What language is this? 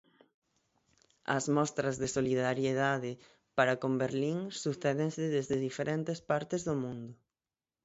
Galician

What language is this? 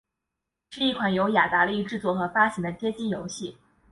Chinese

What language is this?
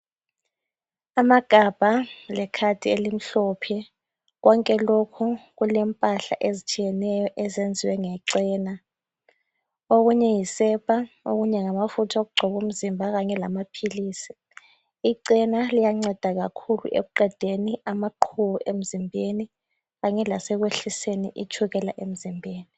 North Ndebele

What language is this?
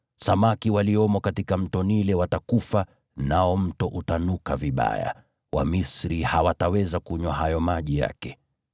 Swahili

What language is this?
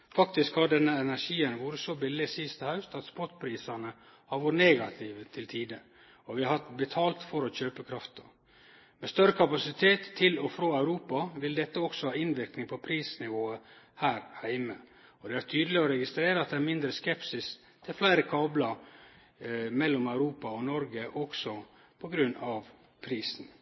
Norwegian Nynorsk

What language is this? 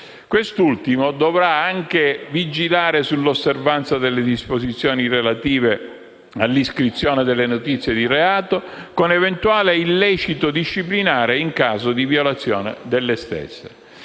Italian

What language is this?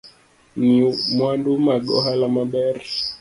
Luo (Kenya and Tanzania)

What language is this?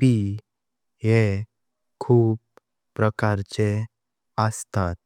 Konkani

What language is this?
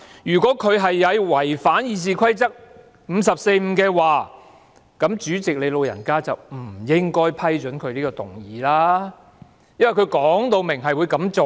Cantonese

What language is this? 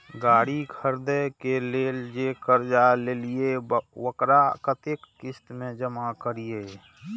Maithili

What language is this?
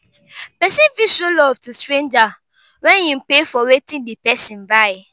Nigerian Pidgin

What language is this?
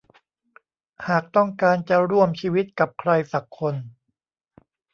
Thai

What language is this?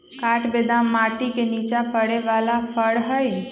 Magahi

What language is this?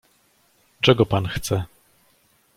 Polish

